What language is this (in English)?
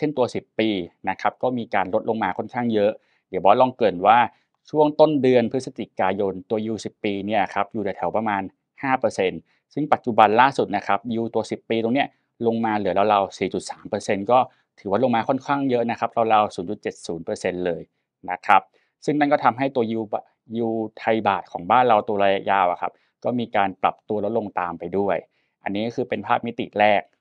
Thai